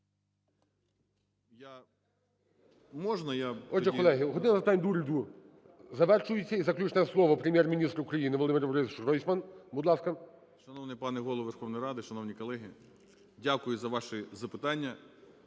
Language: Ukrainian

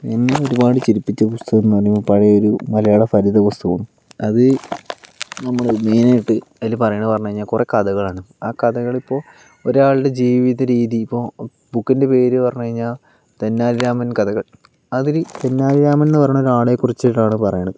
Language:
Malayalam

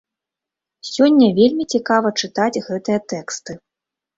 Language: Belarusian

